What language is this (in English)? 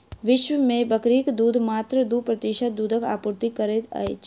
Maithili